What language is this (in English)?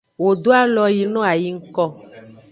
Aja (Benin)